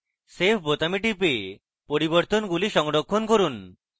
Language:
Bangla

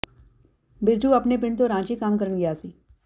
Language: Punjabi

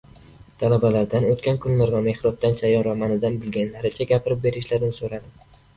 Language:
Uzbek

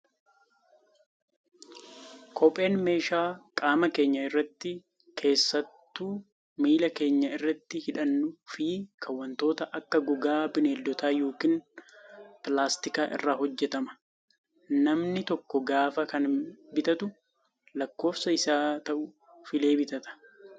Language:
Oromo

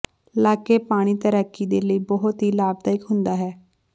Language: Punjabi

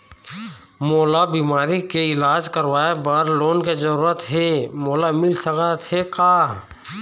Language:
Chhattisgarhi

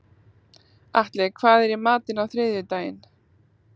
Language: Icelandic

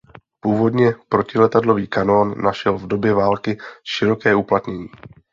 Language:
Czech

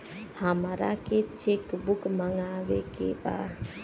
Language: Bhojpuri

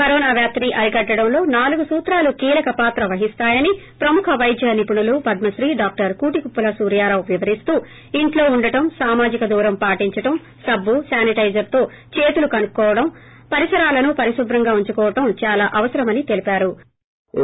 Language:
Telugu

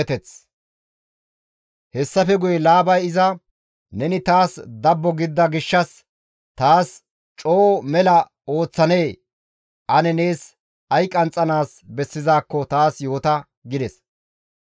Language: Gamo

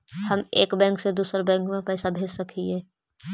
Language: Magahi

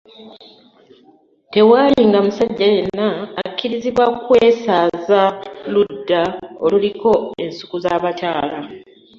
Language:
Ganda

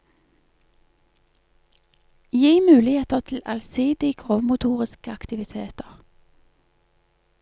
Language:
Norwegian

